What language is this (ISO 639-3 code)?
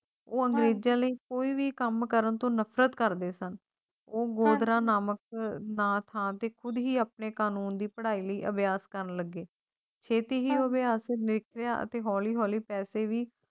pan